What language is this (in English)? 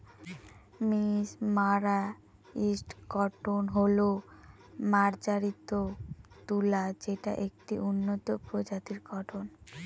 Bangla